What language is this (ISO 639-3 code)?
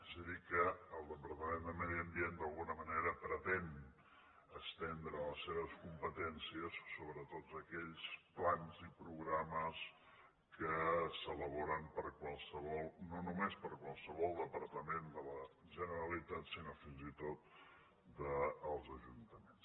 cat